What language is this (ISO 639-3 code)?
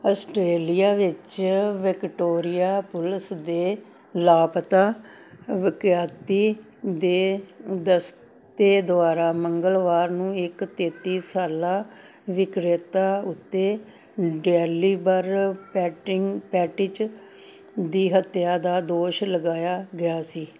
pan